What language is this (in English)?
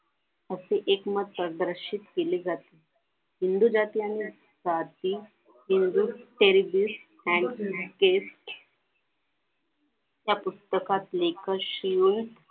Marathi